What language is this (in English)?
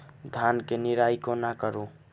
Maithili